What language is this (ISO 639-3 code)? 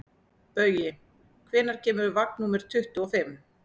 isl